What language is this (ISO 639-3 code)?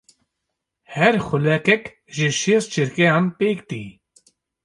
kur